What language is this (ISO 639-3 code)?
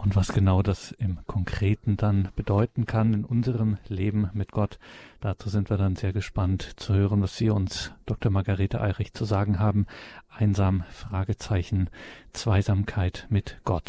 deu